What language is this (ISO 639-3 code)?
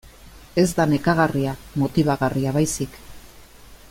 eus